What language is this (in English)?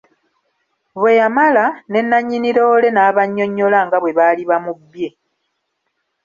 Ganda